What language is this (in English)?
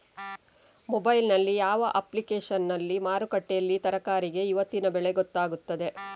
Kannada